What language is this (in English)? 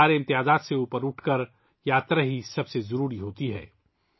Urdu